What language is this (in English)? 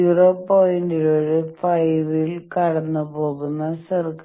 Malayalam